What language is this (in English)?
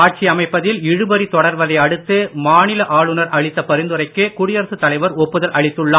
Tamil